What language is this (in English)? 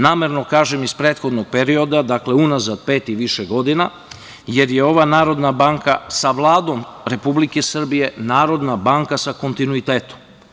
Serbian